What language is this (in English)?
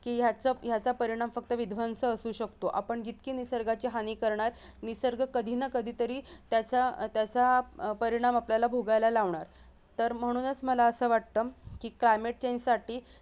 Marathi